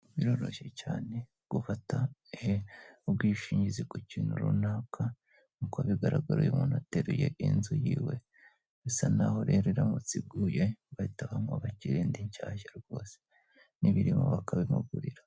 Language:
Kinyarwanda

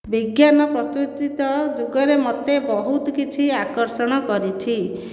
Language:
Odia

